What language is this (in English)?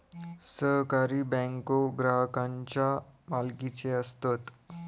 Marathi